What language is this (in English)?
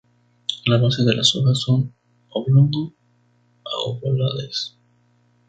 Spanish